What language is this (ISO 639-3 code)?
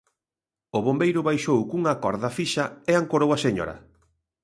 glg